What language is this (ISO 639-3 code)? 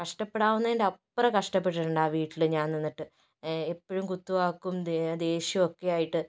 mal